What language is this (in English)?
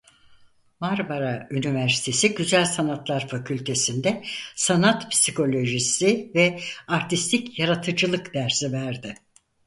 Turkish